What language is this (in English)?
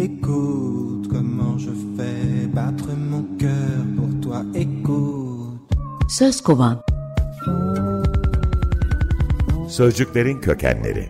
Turkish